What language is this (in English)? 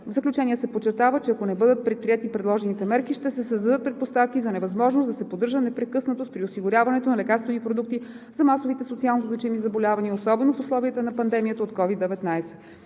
Bulgarian